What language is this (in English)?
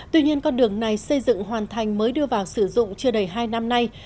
Vietnamese